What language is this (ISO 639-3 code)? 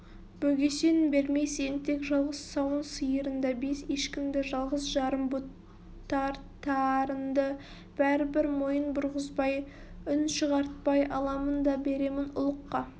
kaz